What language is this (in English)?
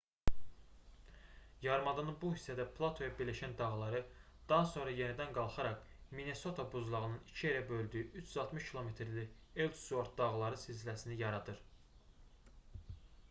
Azerbaijani